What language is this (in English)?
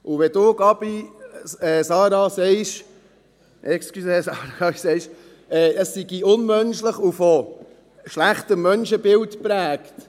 Swiss German